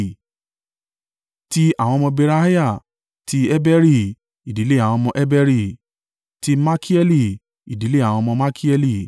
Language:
Yoruba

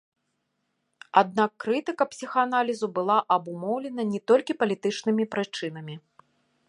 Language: Belarusian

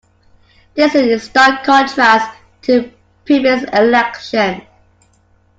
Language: English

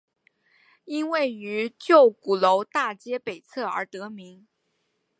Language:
Chinese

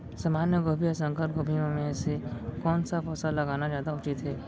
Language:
Chhattisgarhi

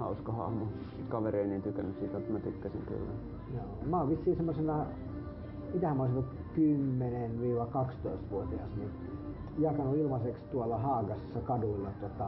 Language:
Finnish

